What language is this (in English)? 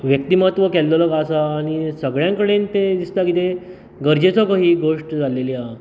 Konkani